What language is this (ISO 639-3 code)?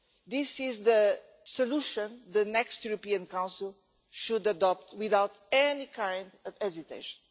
eng